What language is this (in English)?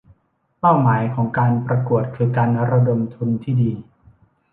Thai